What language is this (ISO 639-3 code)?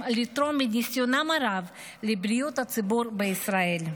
heb